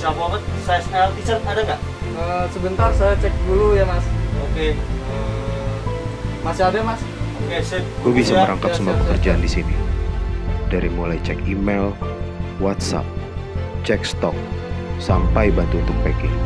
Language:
Indonesian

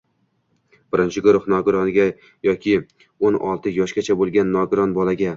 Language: Uzbek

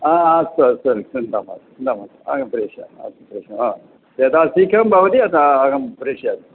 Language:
Sanskrit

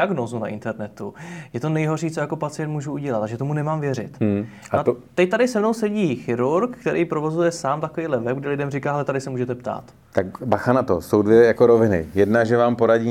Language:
Czech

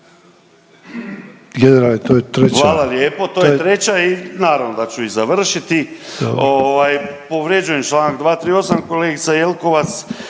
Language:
Croatian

